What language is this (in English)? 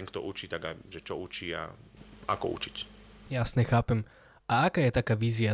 Slovak